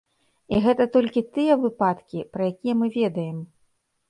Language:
Belarusian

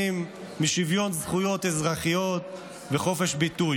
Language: Hebrew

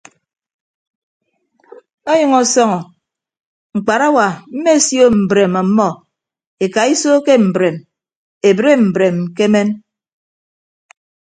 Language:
Ibibio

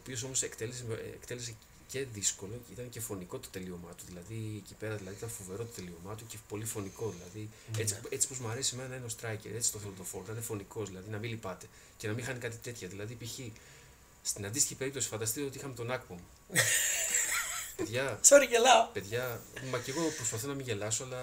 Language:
Greek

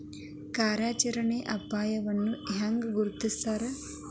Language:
Kannada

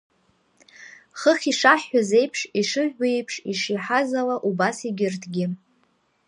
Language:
Abkhazian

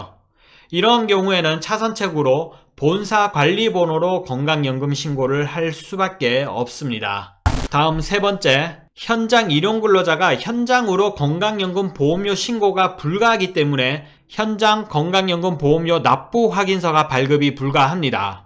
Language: Korean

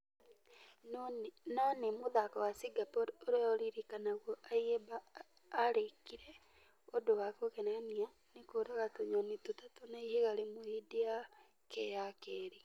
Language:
Kikuyu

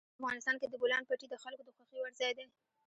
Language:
Pashto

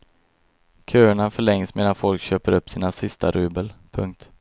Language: Swedish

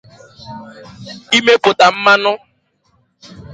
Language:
Igbo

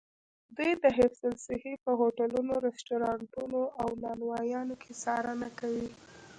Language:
Pashto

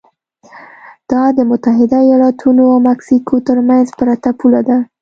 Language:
Pashto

